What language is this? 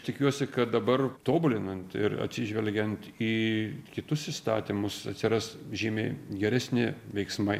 Lithuanian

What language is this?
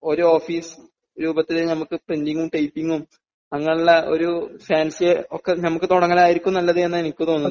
Malayalam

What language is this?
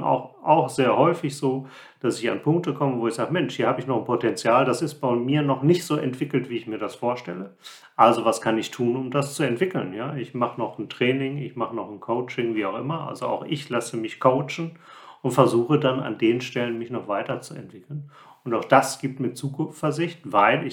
German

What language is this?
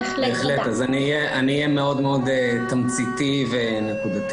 Hebrew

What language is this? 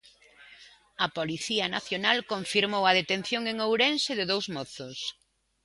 Galician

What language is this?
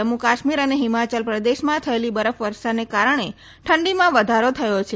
Gujarati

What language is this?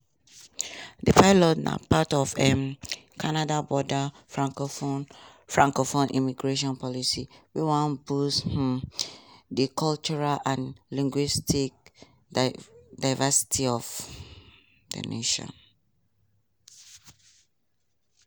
Nigerian Pidgin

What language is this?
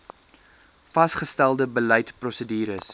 Afrikaans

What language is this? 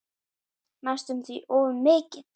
Icelandic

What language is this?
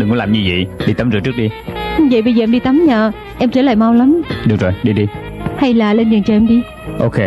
Vietnamese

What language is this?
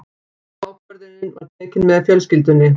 Icelandic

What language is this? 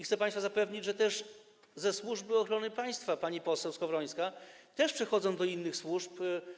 Polish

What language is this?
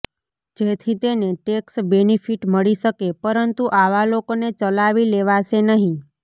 Gujarati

